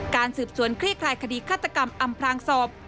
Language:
Thai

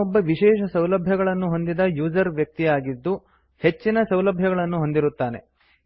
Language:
Kannada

